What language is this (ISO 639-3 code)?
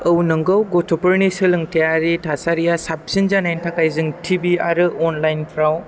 brx